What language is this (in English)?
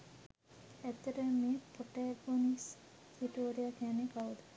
Sinhala